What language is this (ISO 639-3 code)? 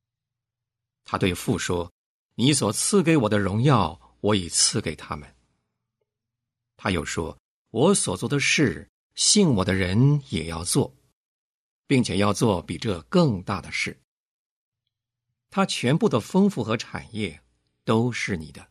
zho